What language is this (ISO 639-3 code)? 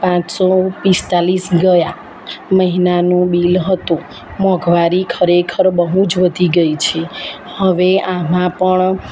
guj